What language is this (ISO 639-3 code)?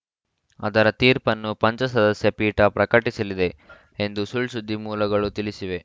kan